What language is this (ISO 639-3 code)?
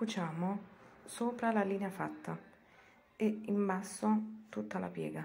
ita